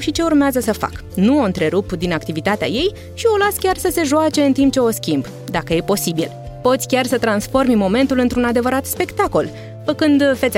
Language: Romanian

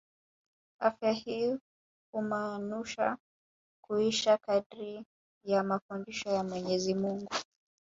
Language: Swahili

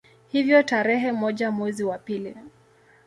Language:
Swahili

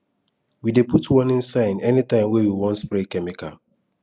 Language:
Nigerian Pidgin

